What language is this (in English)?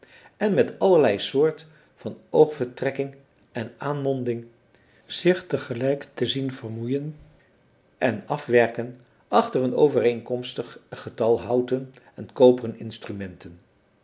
Dutch